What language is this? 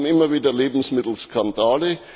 German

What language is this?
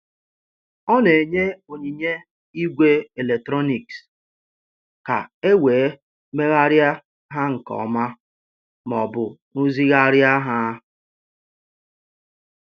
Igbo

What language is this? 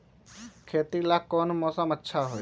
Magahi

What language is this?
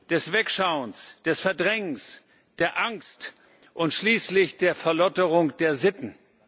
German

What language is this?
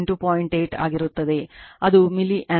Kannada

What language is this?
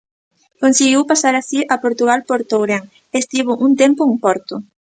Galician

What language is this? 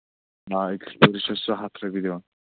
Kashmiri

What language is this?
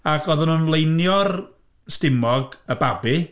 Welsh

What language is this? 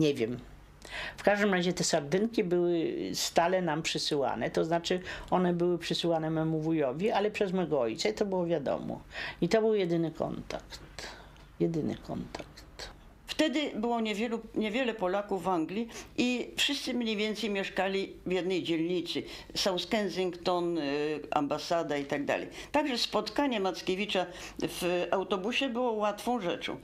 Polish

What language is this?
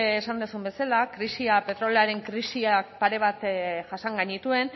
Basque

